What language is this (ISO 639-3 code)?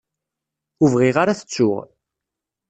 kab